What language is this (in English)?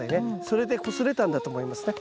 Japanese